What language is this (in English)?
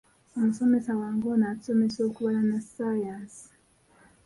Ganda